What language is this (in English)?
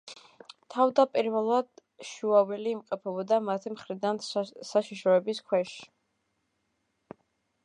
Georgian